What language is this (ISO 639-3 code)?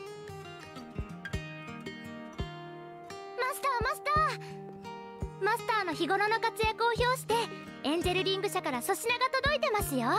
jpn